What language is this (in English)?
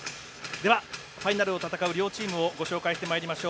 Japanese